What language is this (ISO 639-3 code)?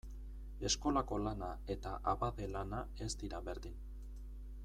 eus